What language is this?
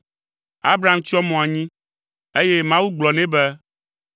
Ewe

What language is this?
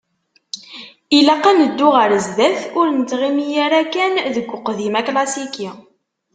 Kabyle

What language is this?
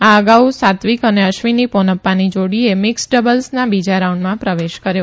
Gujarati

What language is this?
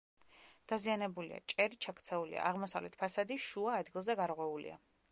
Georgian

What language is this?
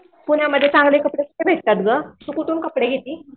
Marathi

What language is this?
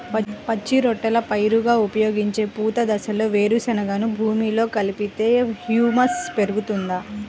Telugu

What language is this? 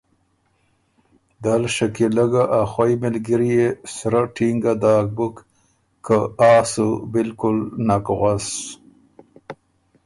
Ormuri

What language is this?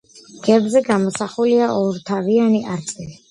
Georgian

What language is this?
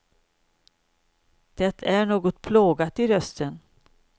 Swedish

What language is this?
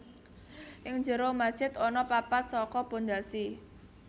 Javanese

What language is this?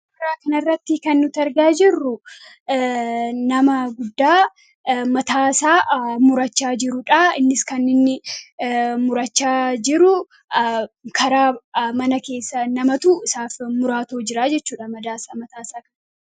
Oromo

